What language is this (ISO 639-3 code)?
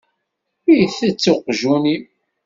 kab